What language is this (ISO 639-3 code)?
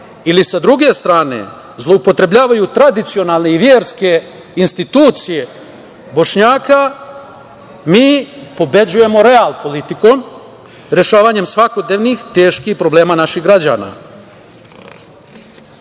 srp